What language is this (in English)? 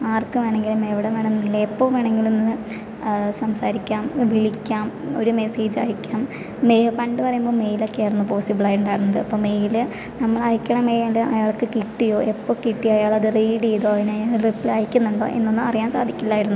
Malayalam